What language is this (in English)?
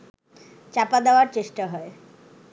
Bangla